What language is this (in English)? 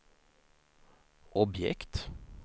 Swedish